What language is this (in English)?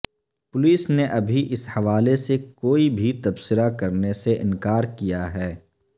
Urdu